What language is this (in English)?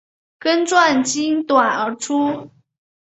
Chinese